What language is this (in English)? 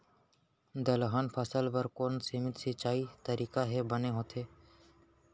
Chhattisgarhi